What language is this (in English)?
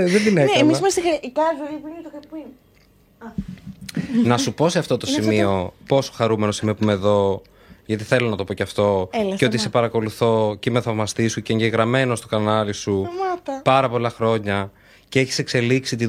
Greek